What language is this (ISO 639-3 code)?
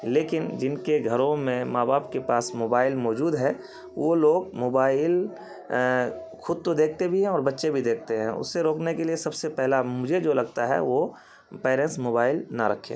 urd